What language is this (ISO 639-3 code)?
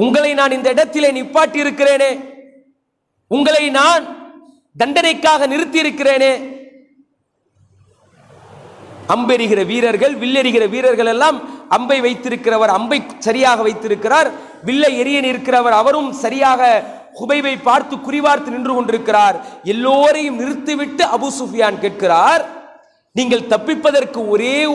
ara